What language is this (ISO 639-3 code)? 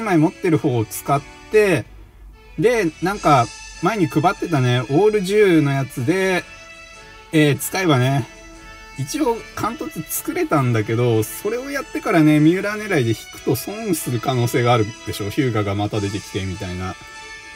jpn